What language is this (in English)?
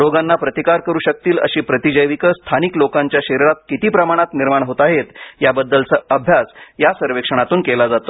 Marathi